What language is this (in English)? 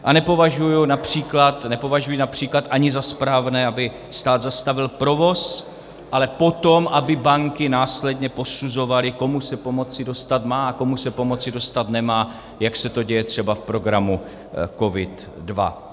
Czech